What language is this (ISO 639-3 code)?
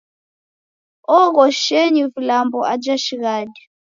dav